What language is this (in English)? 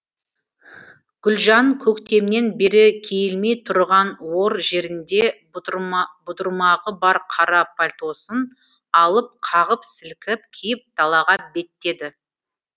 Kazakh